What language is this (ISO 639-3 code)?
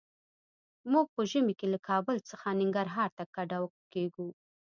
pus